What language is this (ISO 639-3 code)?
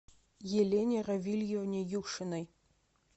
rus